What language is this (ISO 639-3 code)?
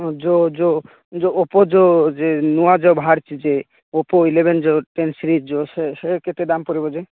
ori